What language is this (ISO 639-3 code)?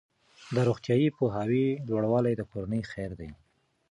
pus